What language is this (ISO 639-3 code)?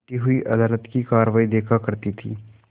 hin